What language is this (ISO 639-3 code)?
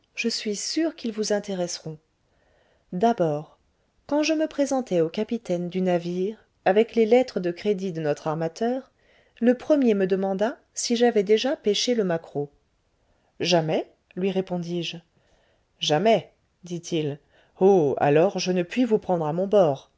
fra